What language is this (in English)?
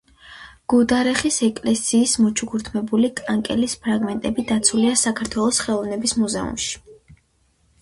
Georgian